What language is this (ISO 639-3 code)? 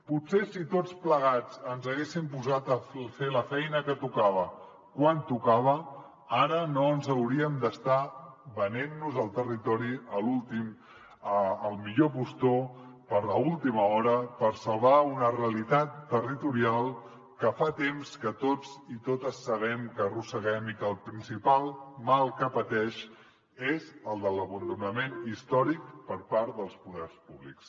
cat